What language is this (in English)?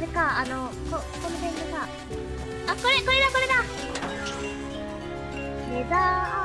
Japanese